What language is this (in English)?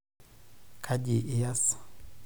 Masai